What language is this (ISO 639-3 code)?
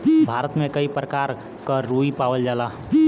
bho